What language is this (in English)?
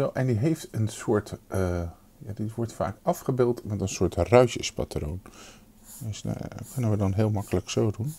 Dutch